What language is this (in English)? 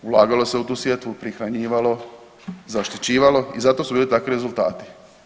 Croatian